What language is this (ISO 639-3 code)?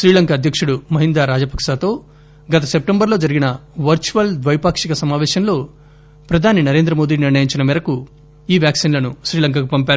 tel